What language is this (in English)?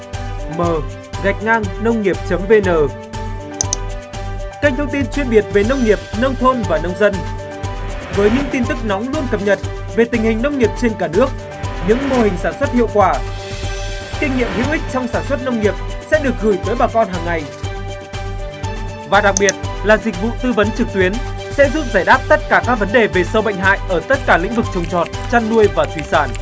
Vietnamese